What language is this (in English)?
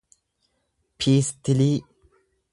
Oromo